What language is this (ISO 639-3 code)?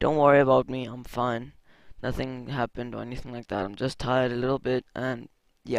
eng